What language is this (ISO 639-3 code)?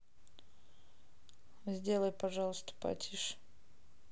rus